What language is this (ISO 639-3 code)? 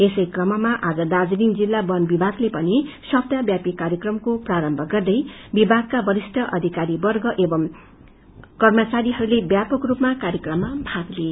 nep